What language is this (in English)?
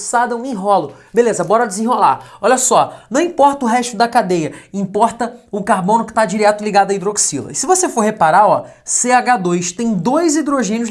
Portuguese